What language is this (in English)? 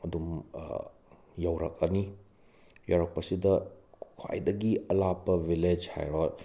Manipuri